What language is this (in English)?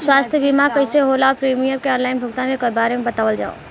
Bhojpuri